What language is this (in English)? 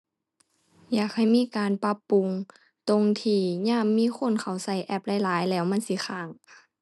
Thai